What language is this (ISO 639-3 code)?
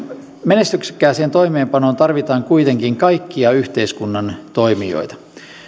fin